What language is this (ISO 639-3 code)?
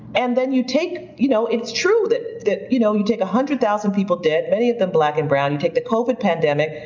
eng